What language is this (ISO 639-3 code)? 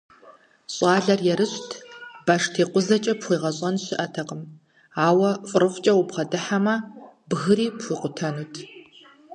kbd